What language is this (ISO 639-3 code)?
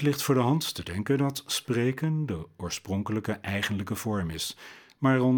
nld